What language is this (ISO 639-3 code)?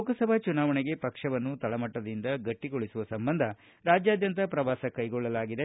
kan